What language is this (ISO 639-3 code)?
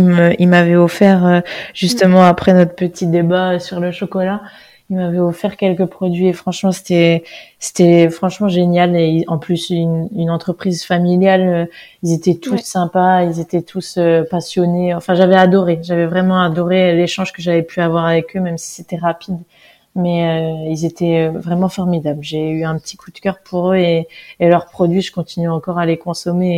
fra